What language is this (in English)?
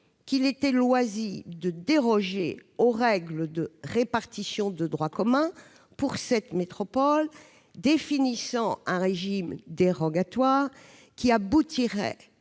French